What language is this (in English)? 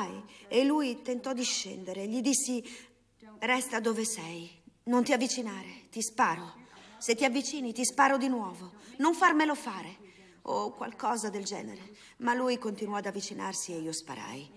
Italian